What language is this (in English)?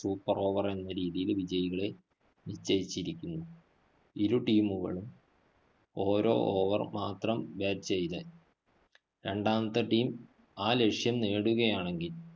Malayalam